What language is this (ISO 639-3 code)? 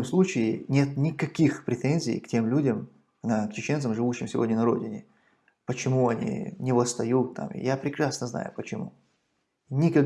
rus